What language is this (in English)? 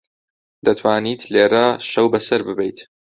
Central Kurdish